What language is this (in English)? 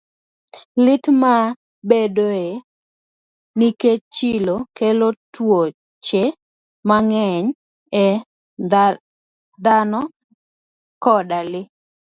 Luo (Kenya and Tanzania)